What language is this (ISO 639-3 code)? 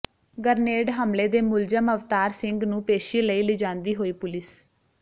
pan